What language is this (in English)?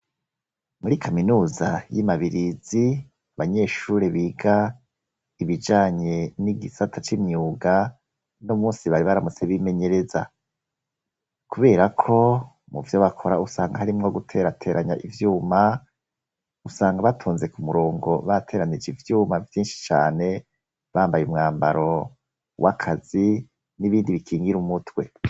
Rundi